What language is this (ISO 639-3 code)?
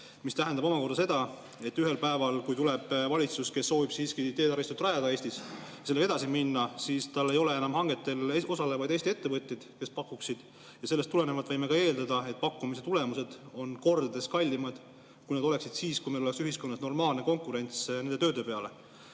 est